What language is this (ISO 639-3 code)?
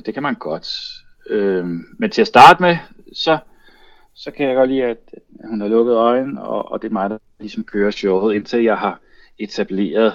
dan